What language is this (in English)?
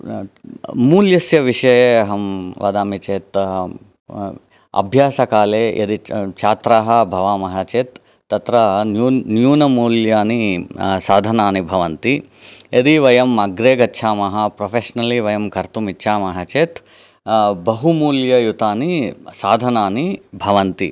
Sanskrit